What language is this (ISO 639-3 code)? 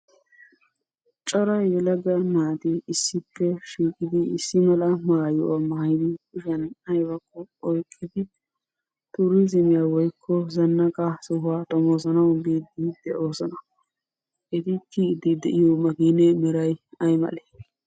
wal